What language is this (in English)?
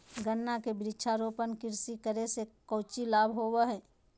Magahi